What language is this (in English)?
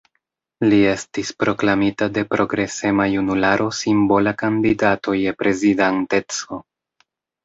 Esperanto